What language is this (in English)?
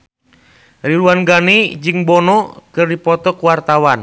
Sundanese